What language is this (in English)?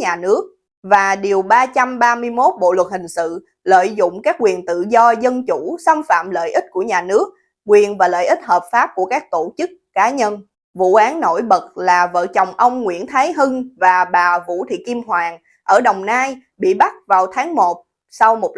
Vietnamese